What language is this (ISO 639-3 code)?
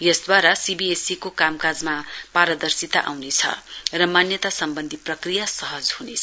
nep